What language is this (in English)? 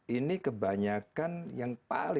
Indonesian